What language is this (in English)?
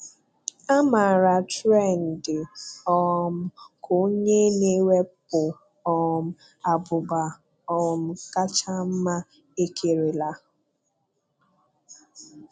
Igbo